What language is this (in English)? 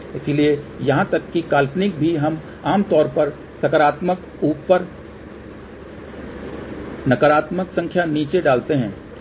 Hindi